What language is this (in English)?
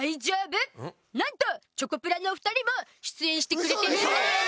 Japanese